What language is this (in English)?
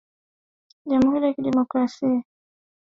Swahili